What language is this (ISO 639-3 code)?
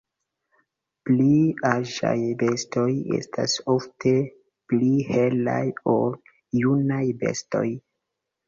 epo